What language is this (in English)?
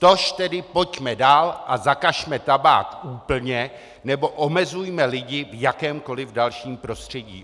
Czech